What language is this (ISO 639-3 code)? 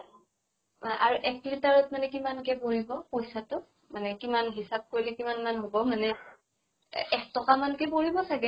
asm